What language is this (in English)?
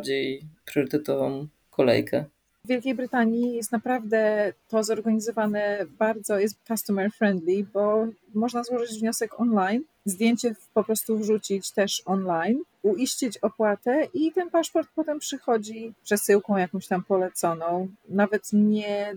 Polish